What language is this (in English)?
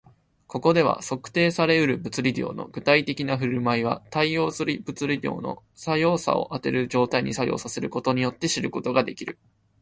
Japanese